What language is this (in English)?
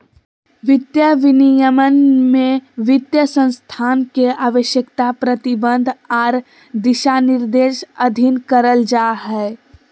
Magahi